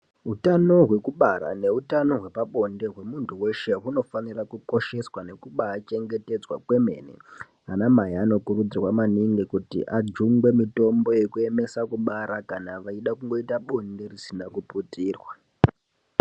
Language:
Ndau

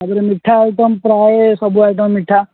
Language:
Odia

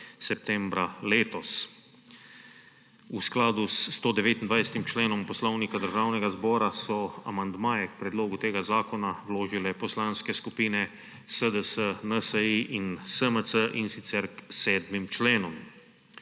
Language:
Slovenian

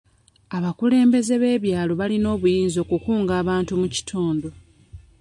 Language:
Ganda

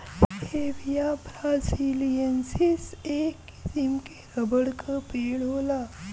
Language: Bhojpuri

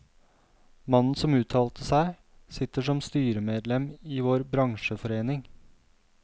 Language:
Norwegian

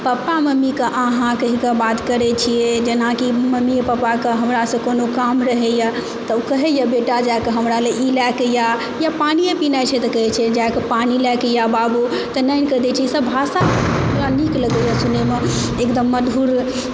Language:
Maithili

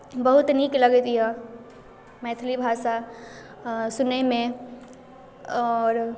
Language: Maithili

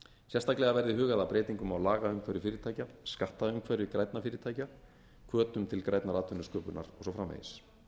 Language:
Icelandic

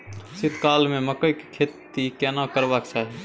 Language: Maithili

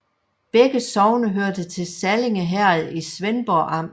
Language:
Danish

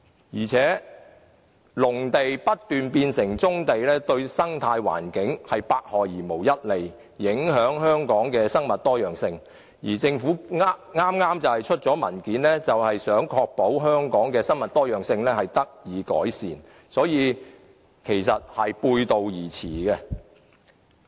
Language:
Cantonese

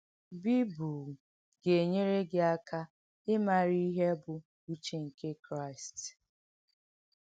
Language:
Igbo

